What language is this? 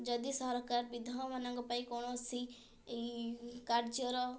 Odia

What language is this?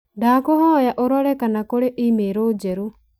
Kikuyu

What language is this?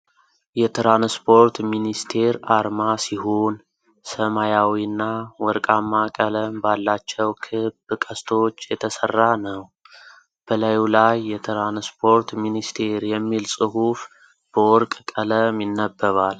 Amharic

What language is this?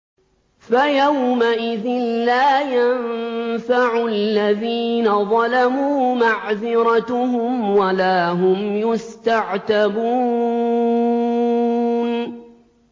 Arabic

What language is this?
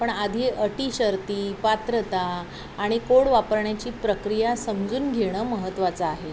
Marathi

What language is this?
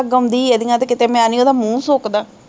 Punjabi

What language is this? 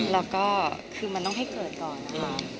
Thai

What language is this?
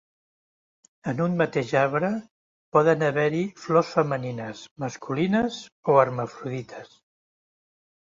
Catalan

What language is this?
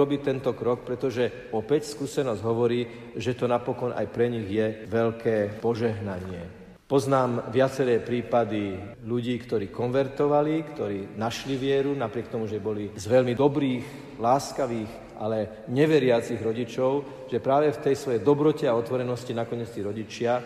Slovak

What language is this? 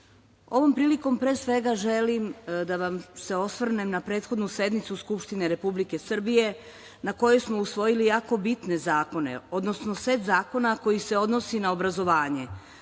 Serbian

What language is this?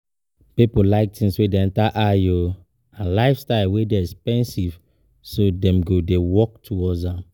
Nigerian Pidgin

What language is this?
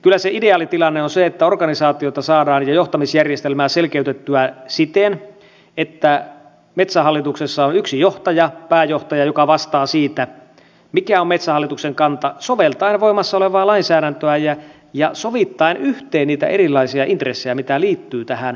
Finnish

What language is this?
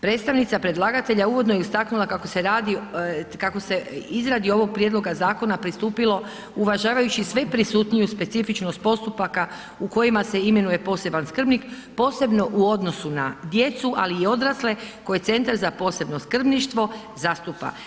Croatian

